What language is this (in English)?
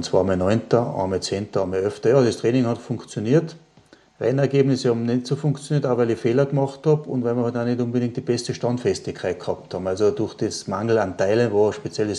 German